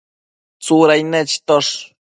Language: Matsés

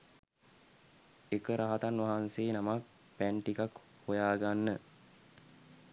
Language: Sinhala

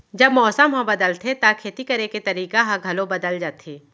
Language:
Chhattisgarhi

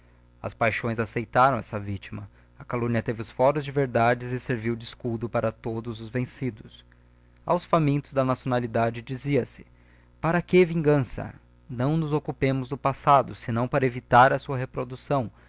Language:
Portuguese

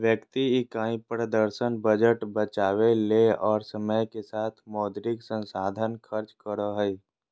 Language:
Magahi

